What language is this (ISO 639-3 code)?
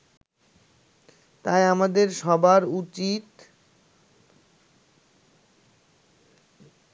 ben